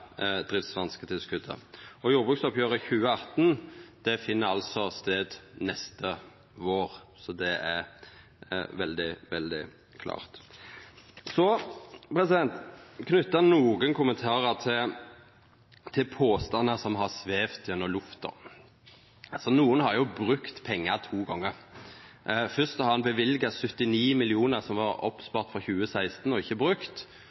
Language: Norwegian Nynorsk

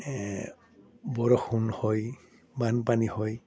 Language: Assamese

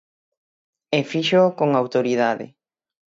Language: Galician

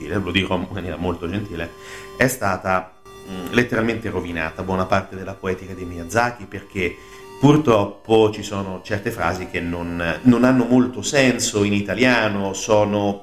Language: Italian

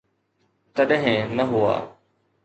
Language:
Sindhi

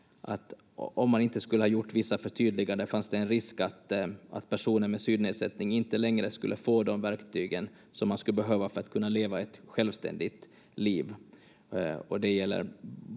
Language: Finnish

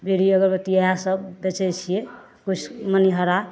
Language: Maithili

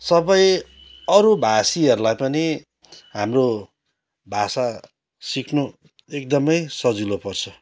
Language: Nepali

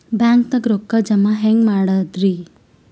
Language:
Kannada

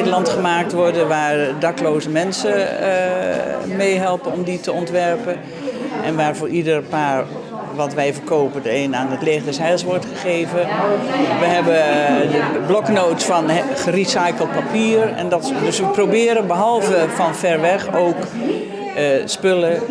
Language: Dutch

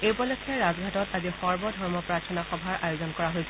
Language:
Assamese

